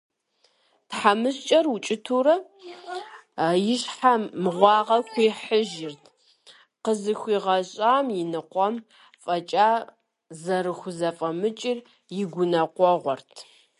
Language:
Kabardian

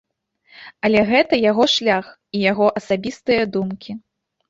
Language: Belarusian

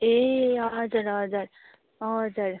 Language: Nepali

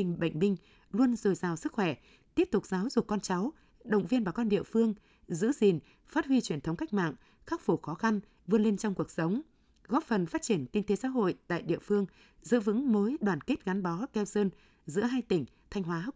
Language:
Vietnamese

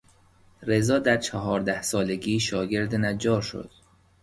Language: Persian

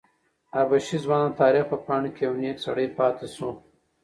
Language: Pashto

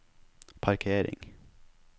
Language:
Norwegian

